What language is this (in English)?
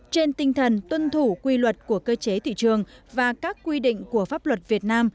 Vietnamese